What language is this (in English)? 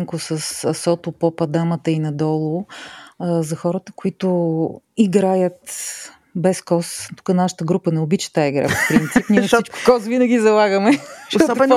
Bulgarian